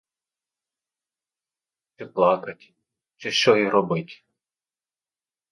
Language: Ukrainian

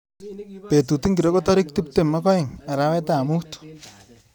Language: Kalenjin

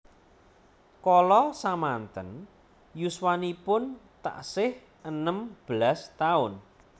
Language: Javanese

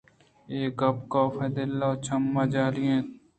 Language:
Eastern Balochi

